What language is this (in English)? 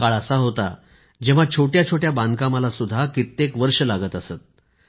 Marathi